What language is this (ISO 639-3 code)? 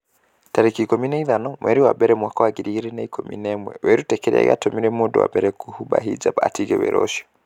kik